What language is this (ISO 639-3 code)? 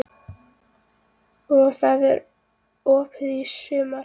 isl